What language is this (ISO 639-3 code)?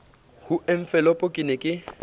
sot